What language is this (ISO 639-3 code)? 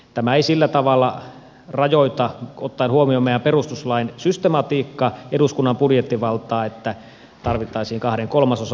fin